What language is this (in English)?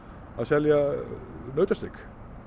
Icelandic